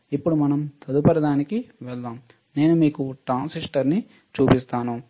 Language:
Telugu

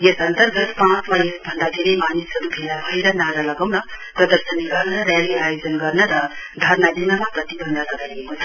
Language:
Nepali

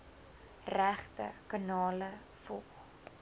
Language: Afrikaans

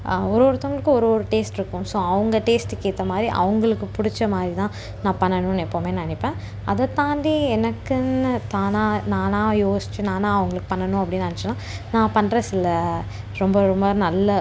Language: Tamil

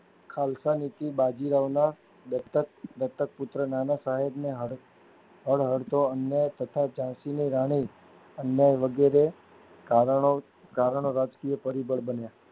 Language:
Gujarati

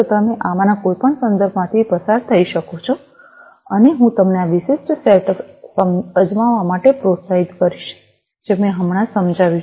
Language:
Gujarati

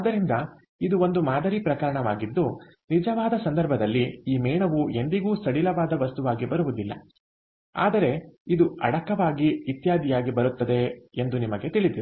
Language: Kannada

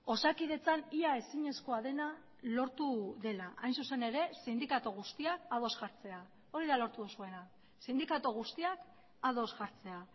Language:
Basque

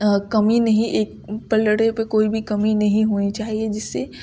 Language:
Urdu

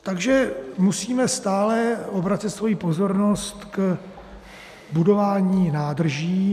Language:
Czech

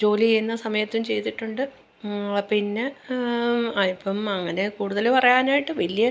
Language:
Malayalam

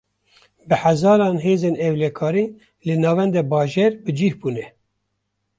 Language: Kurdish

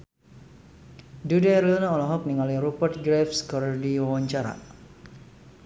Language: Sundanese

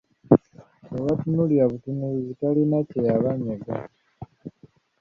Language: Ganda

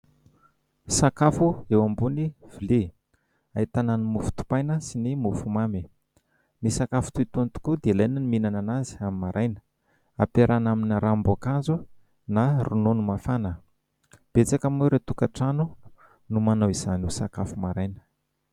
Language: Malagasy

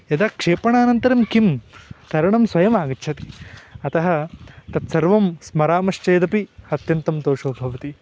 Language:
Sanskrit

